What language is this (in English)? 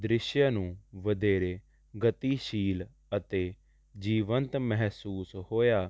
Punjabi